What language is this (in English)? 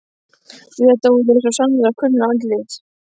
Icelandic